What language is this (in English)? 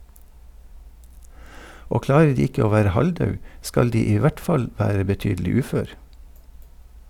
Norwegian